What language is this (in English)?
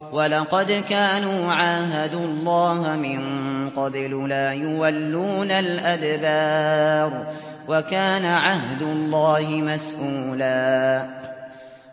Arabic